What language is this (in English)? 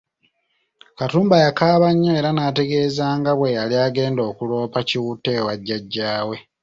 Ganda